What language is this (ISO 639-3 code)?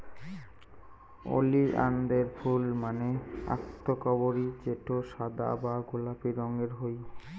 ben